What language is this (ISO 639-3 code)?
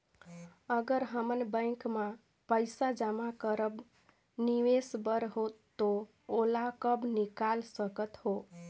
hne